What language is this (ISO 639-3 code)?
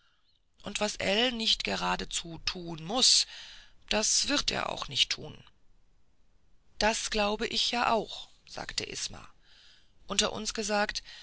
deu